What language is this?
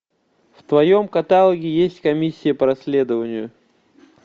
Russian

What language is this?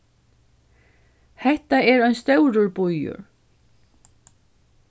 Faroese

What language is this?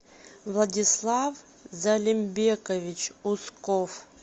Russian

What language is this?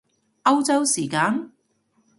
Cantonese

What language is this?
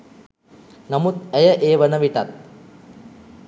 Sinhala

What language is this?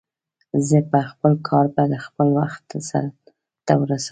Pashto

